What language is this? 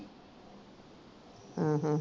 Punjabi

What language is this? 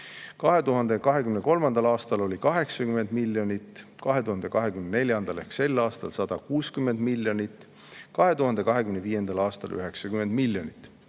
Estonian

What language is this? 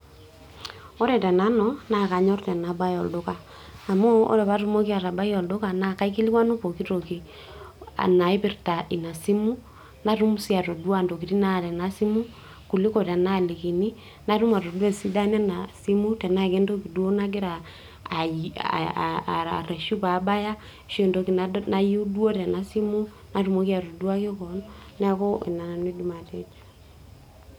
Masai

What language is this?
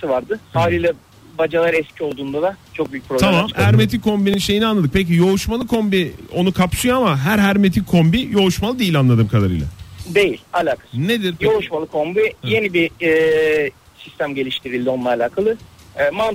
Turkish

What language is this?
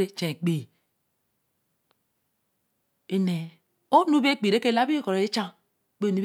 Eleme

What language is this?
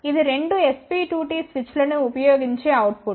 Telugu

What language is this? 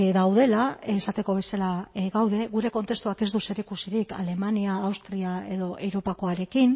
Basque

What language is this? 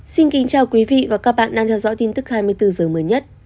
Vietnamese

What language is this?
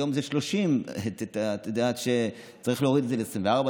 Hebrew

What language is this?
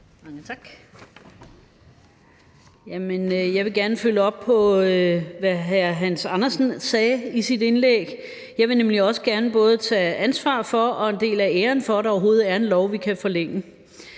Danish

